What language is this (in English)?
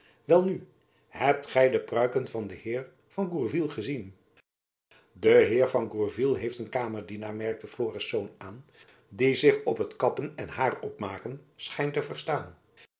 Dutch